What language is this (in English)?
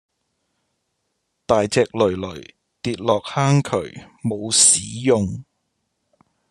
Cantonese